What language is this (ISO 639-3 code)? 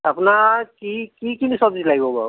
asm